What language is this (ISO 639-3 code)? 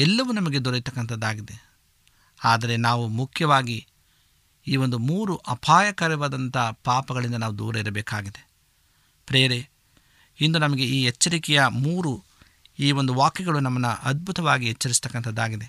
kan